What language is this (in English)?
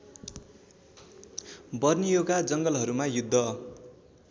Nepali